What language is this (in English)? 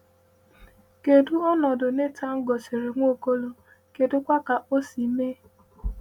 Igbo